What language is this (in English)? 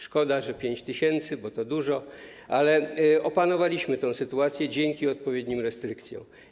Polish